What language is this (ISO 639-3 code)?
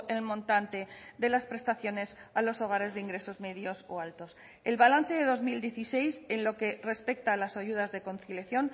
spa